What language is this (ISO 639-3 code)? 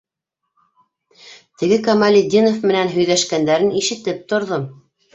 bak